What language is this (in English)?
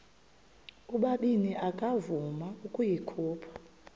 Xhosa